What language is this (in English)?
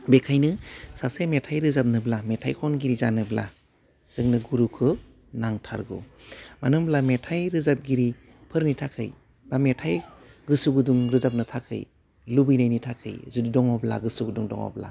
Bodo